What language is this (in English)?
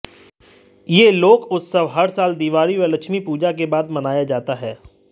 Hindi